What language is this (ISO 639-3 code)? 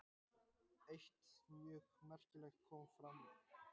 isl